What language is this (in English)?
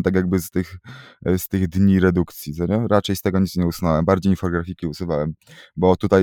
Polish